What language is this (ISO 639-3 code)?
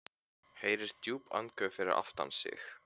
isl